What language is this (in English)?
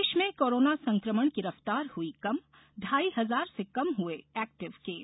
Hindi